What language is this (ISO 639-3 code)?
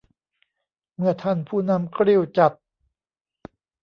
tha